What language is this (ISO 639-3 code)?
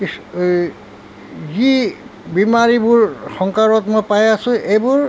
asm